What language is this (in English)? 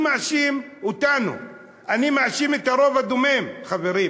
Hebrew